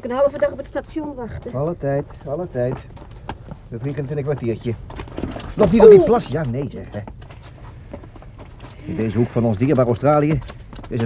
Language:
Dutch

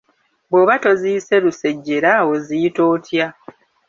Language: Ganda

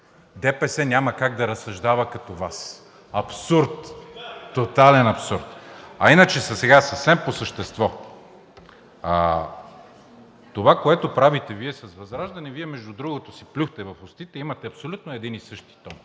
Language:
Bulgarian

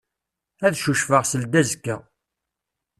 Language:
Kabyle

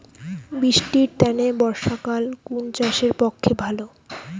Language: Bangla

